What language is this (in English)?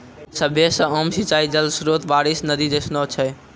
Maithili